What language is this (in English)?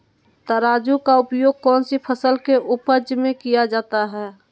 Magahi